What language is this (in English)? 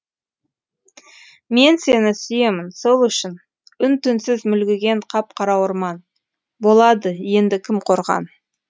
Kazakh